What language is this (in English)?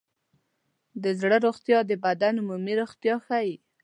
Pashto